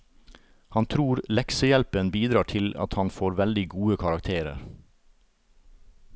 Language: Norwegian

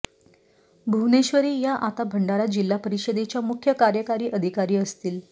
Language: Marathi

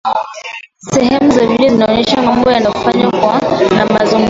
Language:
Swahili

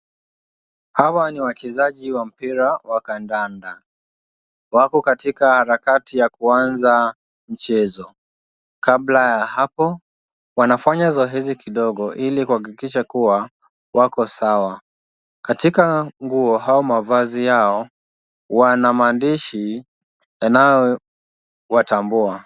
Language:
Swahili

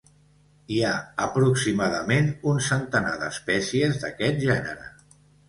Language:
Catalan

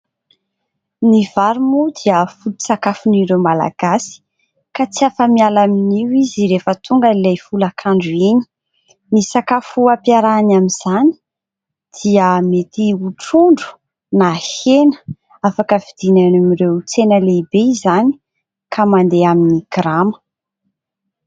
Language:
Malagasy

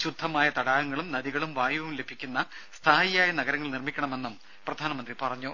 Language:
Malayalam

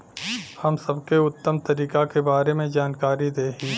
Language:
Bhojpuri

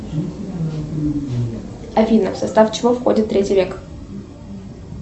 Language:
Russian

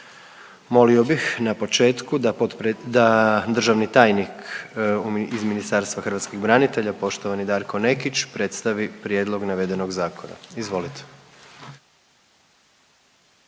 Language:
Croatian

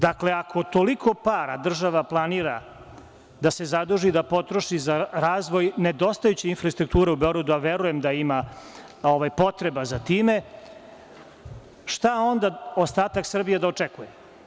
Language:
Serbian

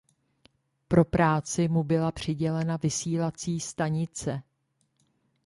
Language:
Czech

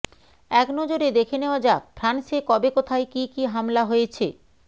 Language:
Bangla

